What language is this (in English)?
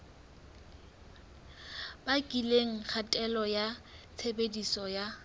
Southern Sotho